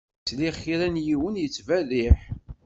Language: Kabyle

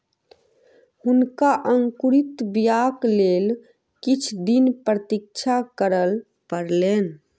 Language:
Maithili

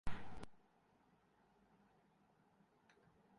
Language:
Urdu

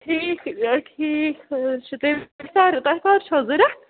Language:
Kashmiri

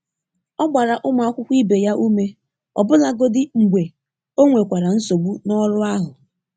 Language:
Igbo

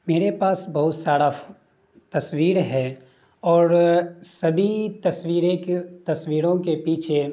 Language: Urdu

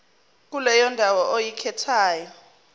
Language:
Zulu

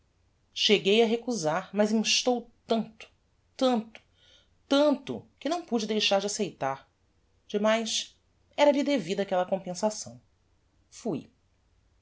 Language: Portuguese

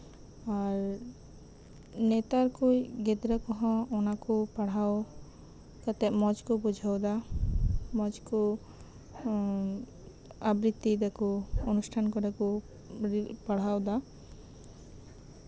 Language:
Santali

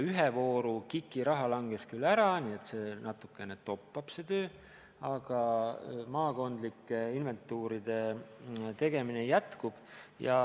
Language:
Estonian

